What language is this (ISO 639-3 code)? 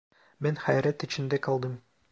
tur